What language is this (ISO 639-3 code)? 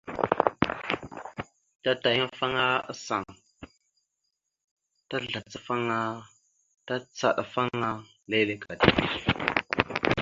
mxu